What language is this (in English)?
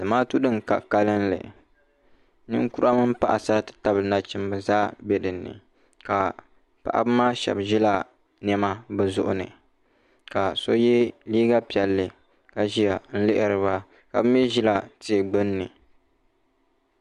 Dagbani